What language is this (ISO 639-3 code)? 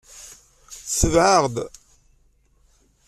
kab